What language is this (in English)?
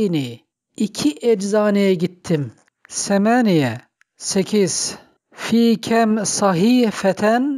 Turkish